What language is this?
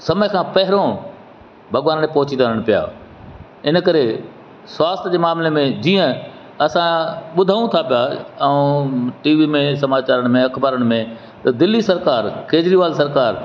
Sindhi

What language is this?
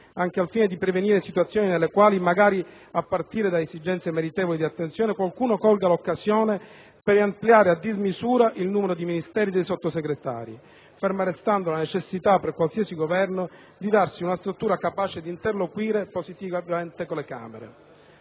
Italian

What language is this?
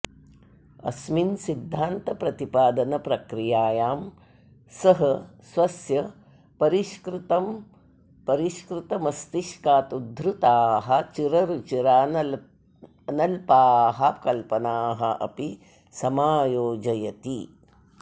Sanskrit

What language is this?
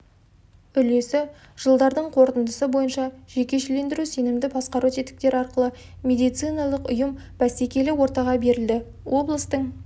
Kazakh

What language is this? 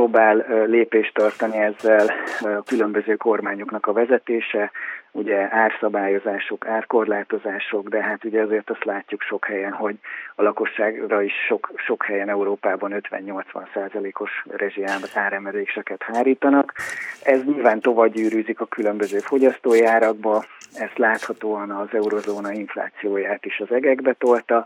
Hungarian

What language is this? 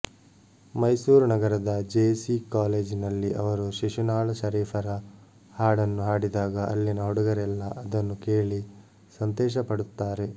Kannada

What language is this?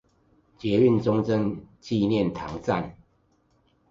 Chinese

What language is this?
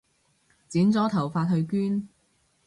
Cantonese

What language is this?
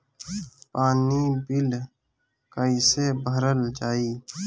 Bhojpuri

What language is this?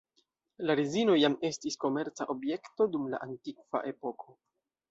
Esperanto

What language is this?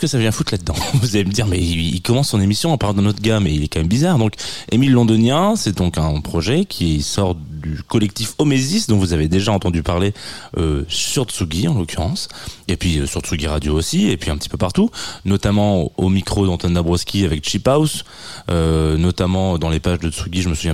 French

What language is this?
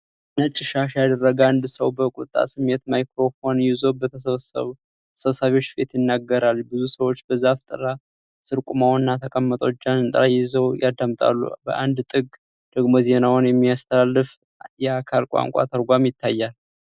Amharic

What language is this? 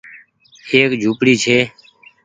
Goaria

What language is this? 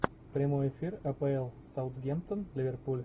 Russian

